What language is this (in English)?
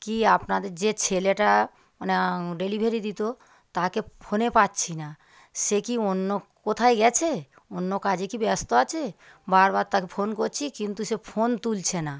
Bangla